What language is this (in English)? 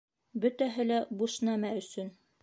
Bashkir